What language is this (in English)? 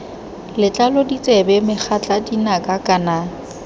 Tswana